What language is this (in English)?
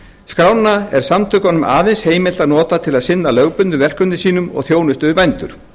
Icelandic